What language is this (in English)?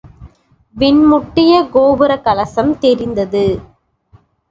Tamil